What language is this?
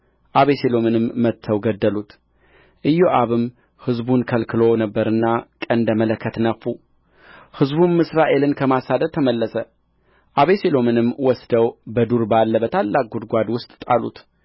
Amharic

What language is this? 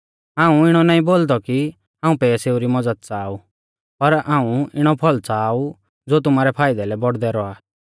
Mahasu Pahari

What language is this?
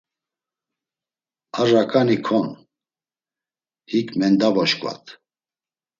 Laz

